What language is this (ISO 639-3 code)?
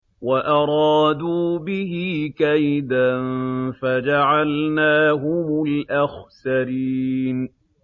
ara